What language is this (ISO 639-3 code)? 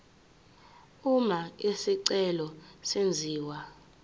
zul